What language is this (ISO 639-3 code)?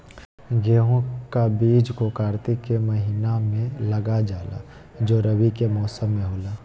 mag